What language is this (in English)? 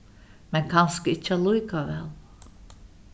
Faroese